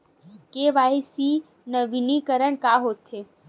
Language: Chhattisgarhi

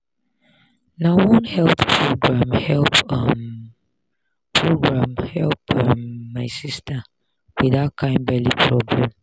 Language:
Nigerian Pidgin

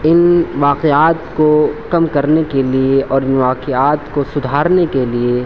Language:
Urdu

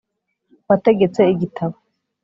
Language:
Kinyarwanda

